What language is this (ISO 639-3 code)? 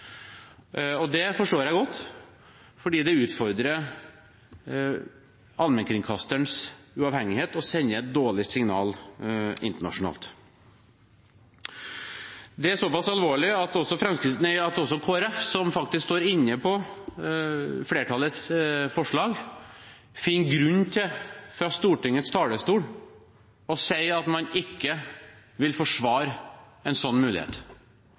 nob